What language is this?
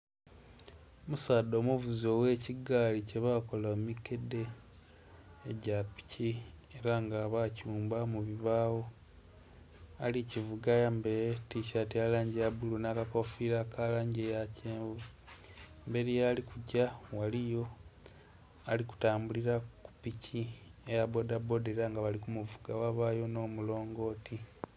Soga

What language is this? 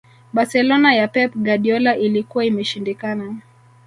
Swahili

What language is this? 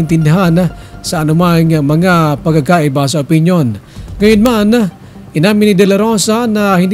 Filipino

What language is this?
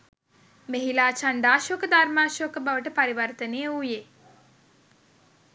Sinhala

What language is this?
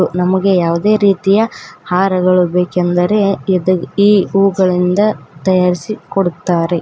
Kannada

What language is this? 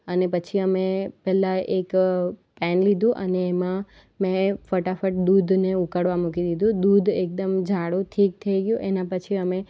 Gujarati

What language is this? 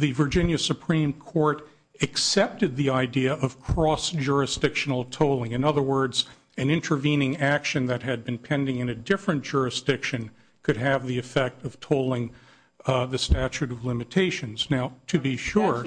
English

